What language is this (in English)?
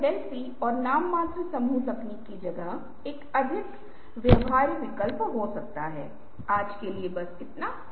Hindi